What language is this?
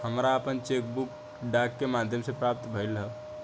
Bhojpuri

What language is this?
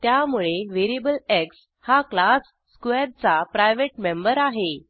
Marathi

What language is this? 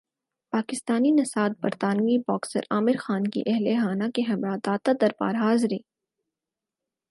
Urdu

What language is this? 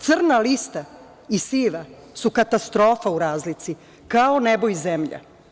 Serbian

